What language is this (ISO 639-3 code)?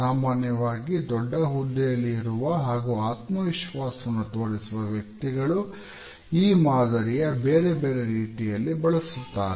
kan